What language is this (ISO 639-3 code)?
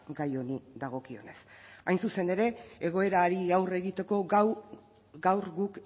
eus